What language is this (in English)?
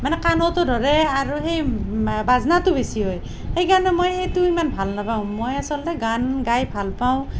Assamese